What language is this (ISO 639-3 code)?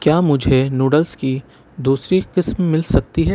urd